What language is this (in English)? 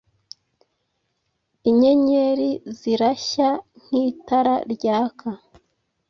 Kinyarwanda